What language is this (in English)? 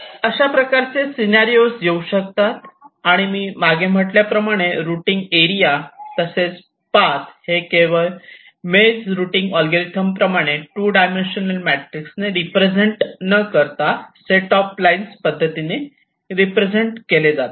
Marathi